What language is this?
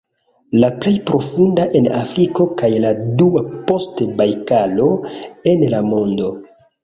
Esperanto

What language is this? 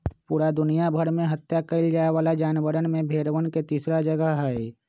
Magahi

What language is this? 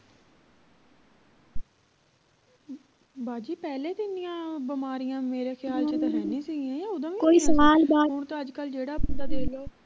Punjabi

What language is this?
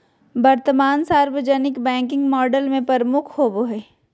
Magahi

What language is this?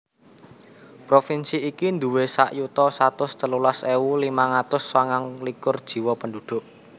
Javanese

